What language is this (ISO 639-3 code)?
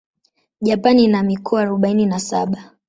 swa